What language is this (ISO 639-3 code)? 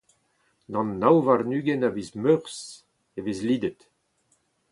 bre